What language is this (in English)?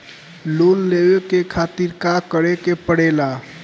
Bhojpuri